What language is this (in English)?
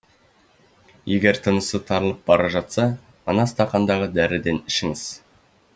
Kazakh